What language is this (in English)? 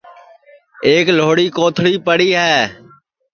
Sansi